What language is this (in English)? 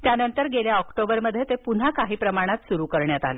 Marathi